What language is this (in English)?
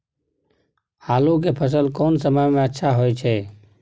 Maithili